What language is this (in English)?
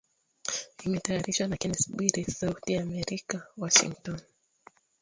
Swahili